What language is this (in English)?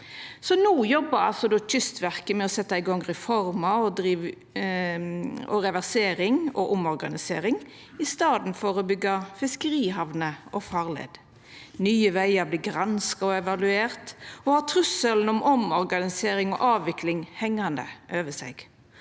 Norwegian